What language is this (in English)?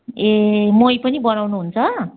Nepali